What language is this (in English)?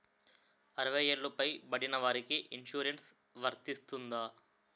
Telugu